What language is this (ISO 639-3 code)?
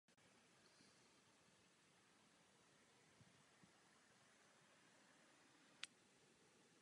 ces